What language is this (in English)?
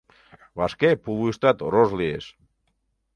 Mari